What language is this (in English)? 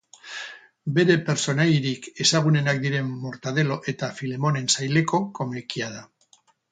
Basque